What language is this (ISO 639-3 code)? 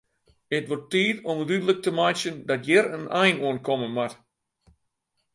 fry